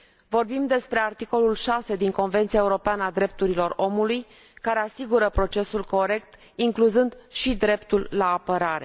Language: Romanian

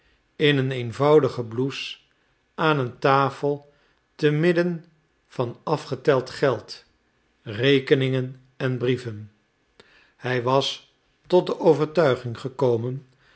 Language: Dutch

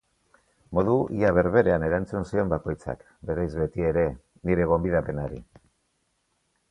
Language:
Basque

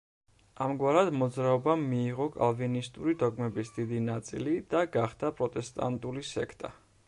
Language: Georgian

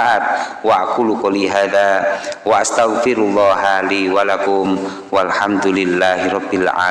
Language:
Indonesian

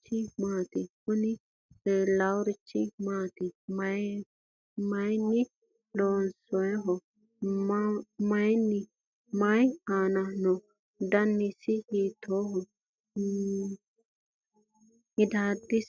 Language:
Sidamo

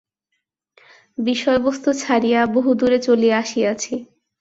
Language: Bangla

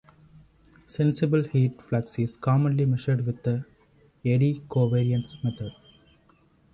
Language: English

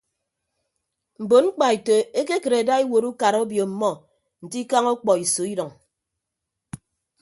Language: Ibibio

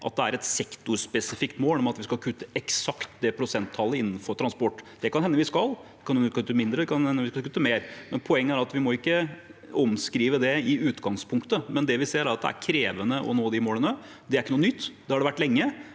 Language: Norwegian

